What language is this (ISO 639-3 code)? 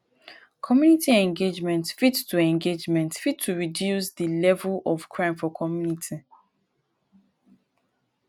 pcm